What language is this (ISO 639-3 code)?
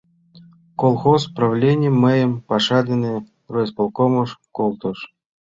chm